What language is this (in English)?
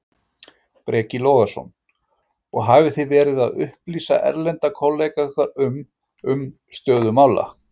Icelandic